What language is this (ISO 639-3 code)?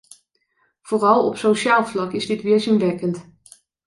nld